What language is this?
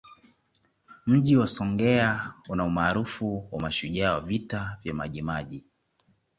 Swahili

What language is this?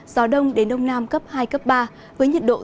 Vietnamese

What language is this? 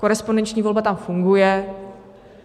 Czech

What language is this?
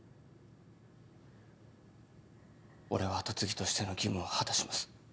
Japanese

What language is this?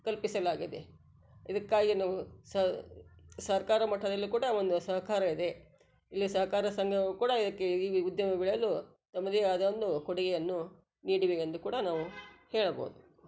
Kannada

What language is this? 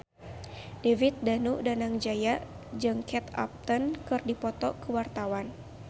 Sundanese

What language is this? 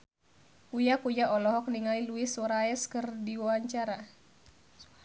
Sundanese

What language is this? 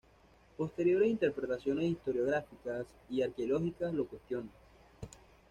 Spanish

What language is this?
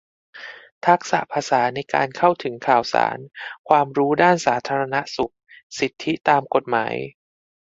Thai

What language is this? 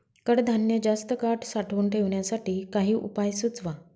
Marathi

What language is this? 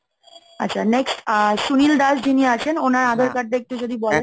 Bangla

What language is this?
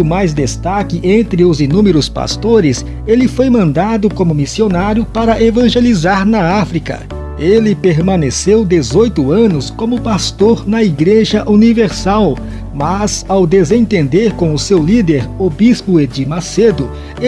Portuguese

